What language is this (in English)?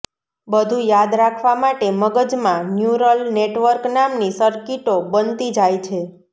Gujarati